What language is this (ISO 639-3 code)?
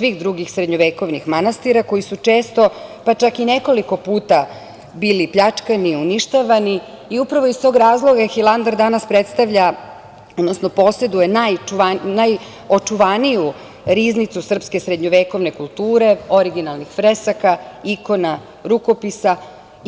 srp